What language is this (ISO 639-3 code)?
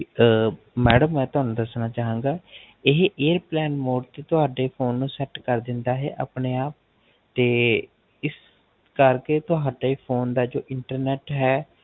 pan